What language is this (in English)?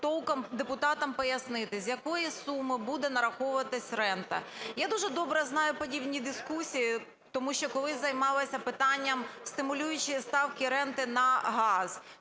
Ukrainian